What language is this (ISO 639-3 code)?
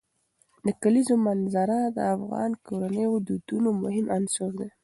pus